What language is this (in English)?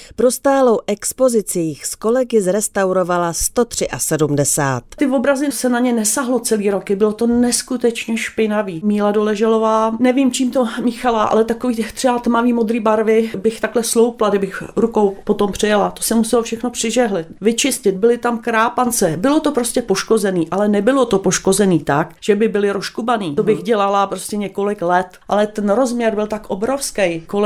Czech